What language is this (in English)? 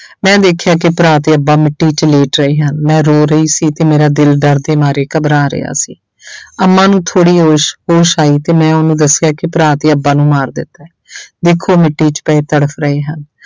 Punjabi